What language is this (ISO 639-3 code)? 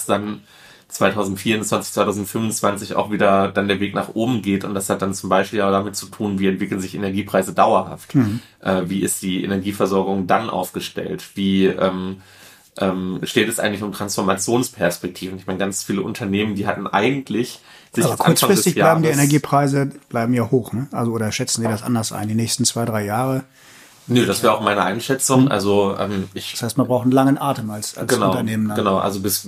deu